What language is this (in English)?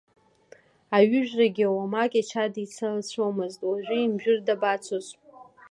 Abkhazian